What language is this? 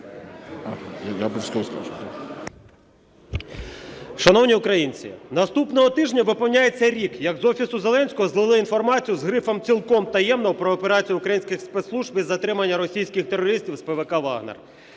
Ukrainian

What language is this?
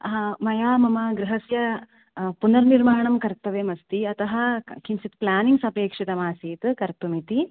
Sanskrit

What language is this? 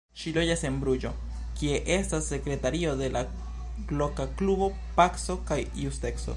Esperanto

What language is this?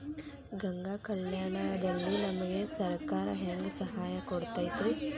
Kannada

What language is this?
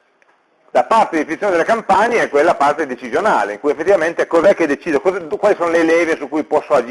Italian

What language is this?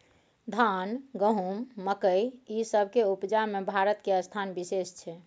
Maithili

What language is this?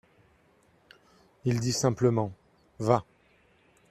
French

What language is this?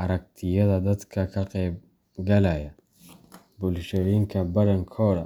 Somali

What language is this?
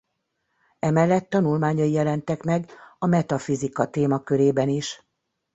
Hungarian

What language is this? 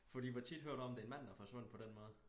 Danish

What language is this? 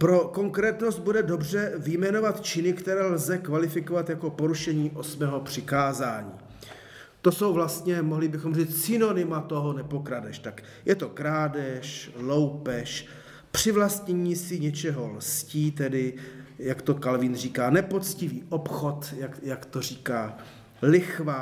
Czech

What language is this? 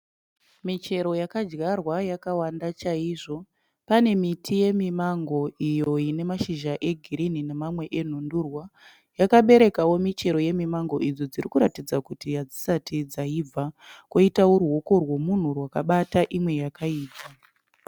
Shona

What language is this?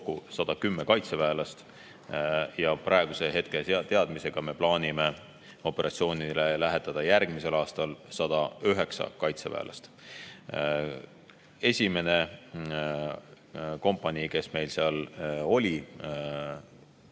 Estonian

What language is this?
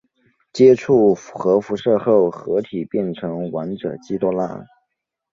Chinese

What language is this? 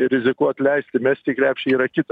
Lithuanian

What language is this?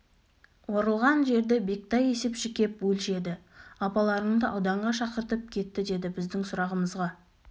Kazakh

